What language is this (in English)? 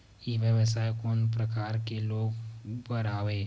Chhattisgarhi